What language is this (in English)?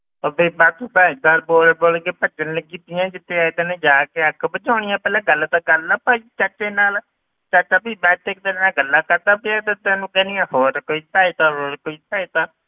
Punjabi